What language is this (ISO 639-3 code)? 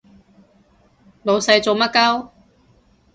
yue